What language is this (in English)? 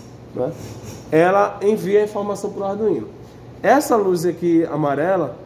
Portuguese